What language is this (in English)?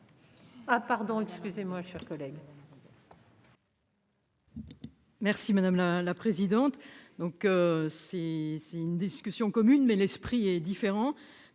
French